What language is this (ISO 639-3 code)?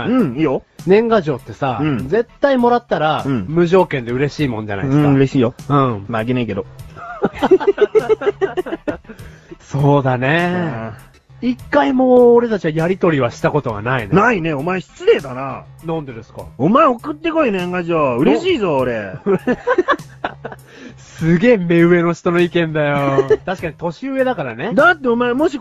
jpn